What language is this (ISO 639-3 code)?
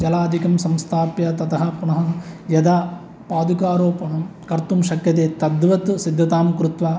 san